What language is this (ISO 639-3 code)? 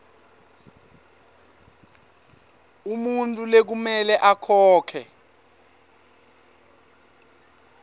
ssw